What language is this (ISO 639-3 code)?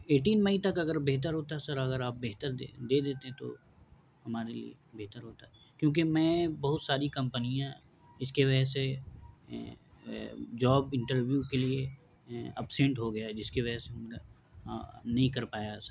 urd